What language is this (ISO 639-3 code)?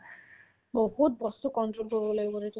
asm